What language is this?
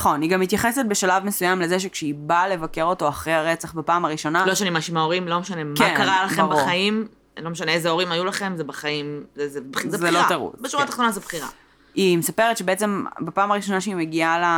Hebrew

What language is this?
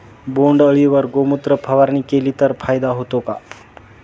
Marathi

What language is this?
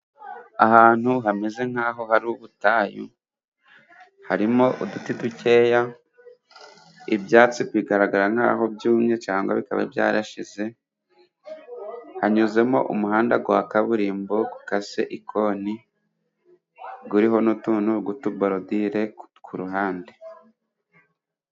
Kinyarwanda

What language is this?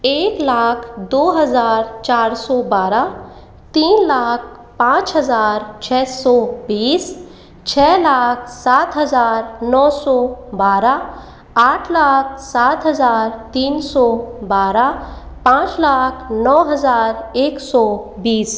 Hindi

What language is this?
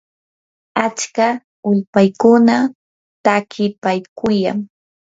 Yanahuanca Pasco Quechua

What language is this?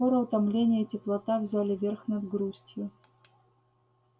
Russian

